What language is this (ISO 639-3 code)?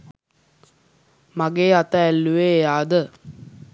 sin